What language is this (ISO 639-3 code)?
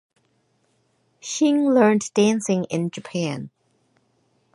eng